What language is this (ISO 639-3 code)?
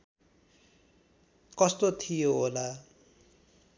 nep